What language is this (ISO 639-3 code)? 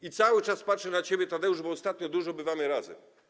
pol